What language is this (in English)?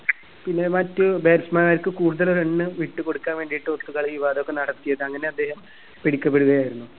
Malayalam